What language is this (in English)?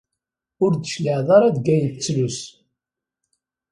Kabyle